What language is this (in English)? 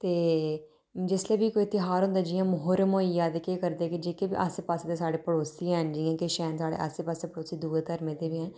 Dogri